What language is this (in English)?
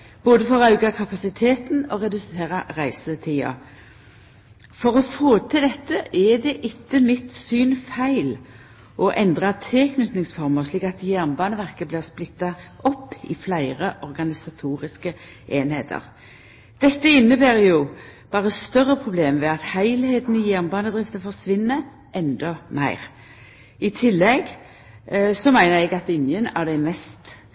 Norwegian Nynorsk